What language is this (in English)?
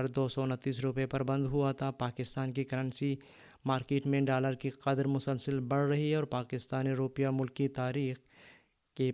Urdu